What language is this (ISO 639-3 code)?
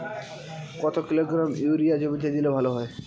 ben